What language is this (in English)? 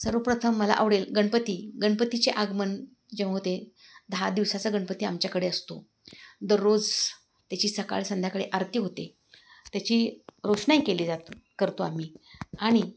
Marathi